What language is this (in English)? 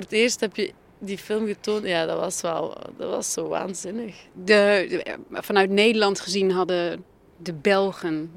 Dutch